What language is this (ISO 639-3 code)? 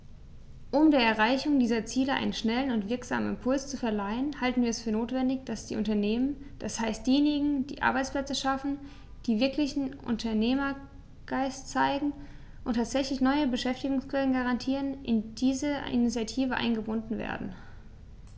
deu